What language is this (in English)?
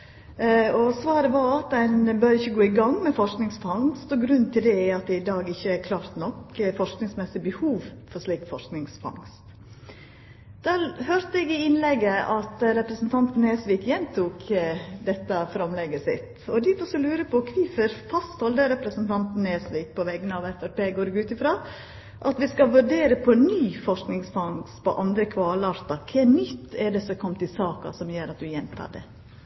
Norwegian